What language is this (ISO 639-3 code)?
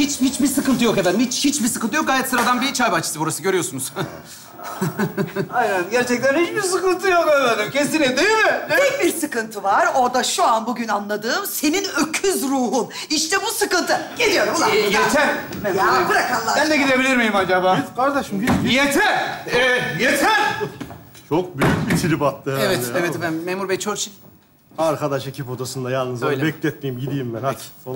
tur